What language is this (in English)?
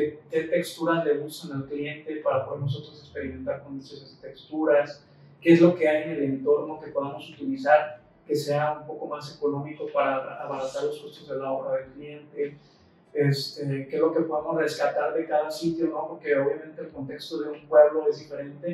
Spanish